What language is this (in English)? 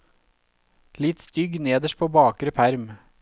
Norwegian